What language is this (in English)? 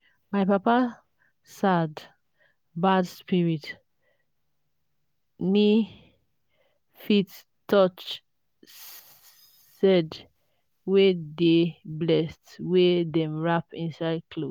Nigerian Pidgin